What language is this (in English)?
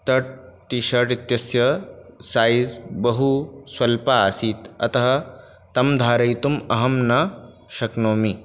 Sanskrit